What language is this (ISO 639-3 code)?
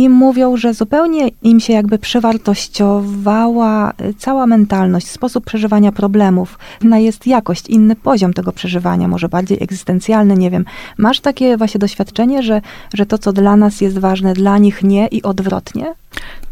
pol